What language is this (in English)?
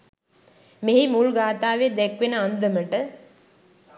Sinhala